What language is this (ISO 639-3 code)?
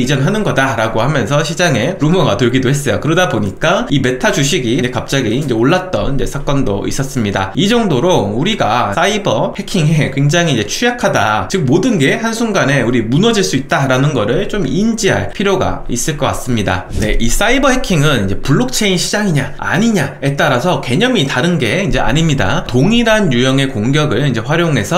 kor